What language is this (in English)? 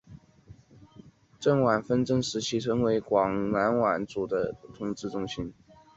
Chinese